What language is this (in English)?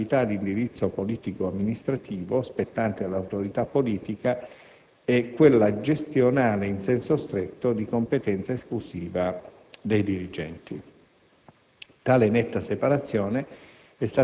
Italian